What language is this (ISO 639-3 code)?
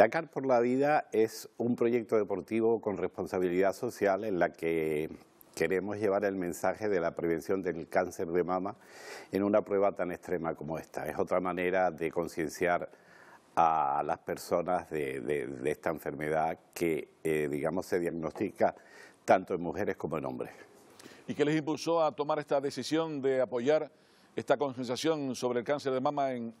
spa